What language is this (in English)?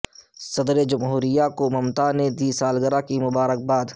Urdu